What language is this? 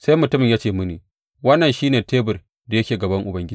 Hausa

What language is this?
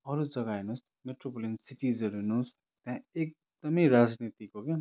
Nepali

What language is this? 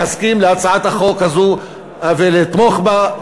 Hebrew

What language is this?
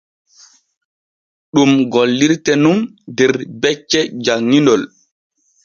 Borgu Fulfulde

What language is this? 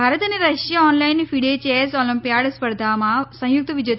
Gujarati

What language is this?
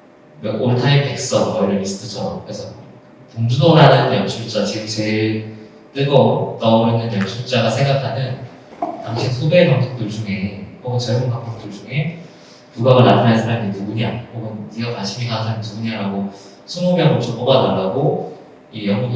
Korean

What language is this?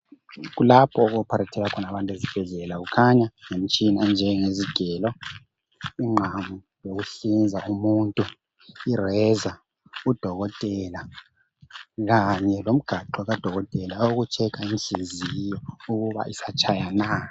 North Ndebele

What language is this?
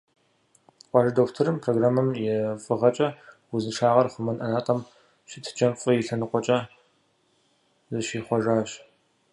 Kabardian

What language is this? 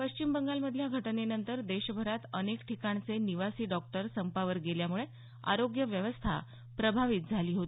Marathi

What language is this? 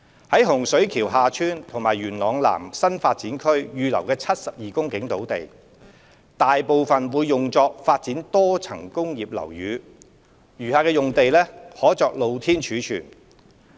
Cantonese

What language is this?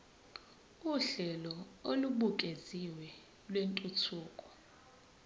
Zulu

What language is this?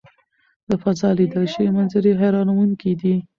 Pashto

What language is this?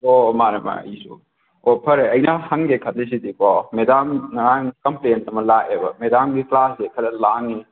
Manipuri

